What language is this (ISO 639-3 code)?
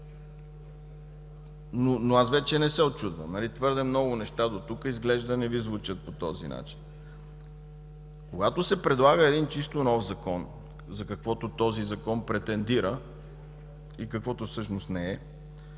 bul